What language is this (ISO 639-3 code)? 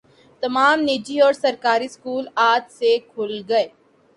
urd